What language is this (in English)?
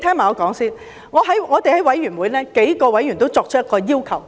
Cantonese